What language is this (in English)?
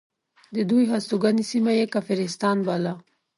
Pashto